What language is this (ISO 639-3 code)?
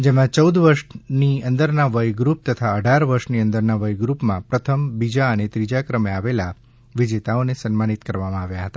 guj